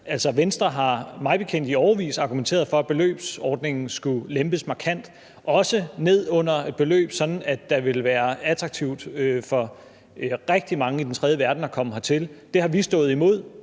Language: Danish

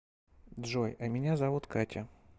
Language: Russian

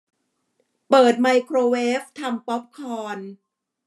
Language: Thai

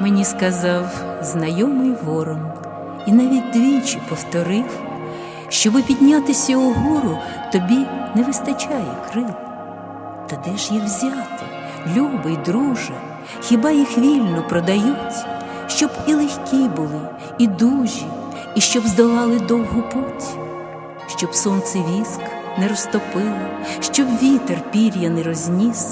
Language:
Ukrainian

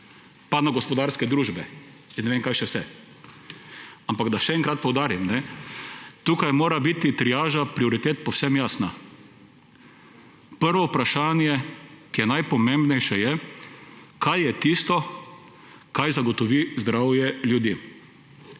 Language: Slovenian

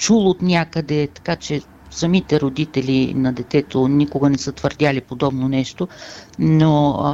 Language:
Bulgarian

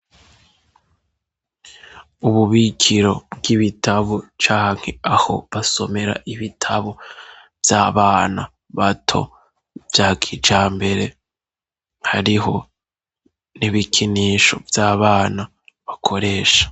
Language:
Rundi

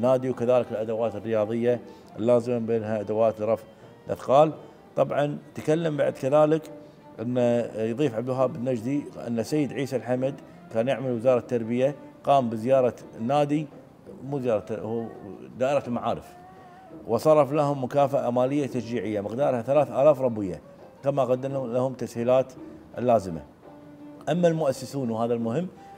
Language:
Arabic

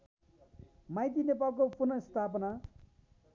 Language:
Nepali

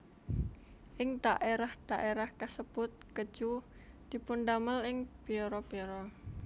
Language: Javanese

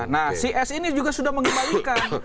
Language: Indonesian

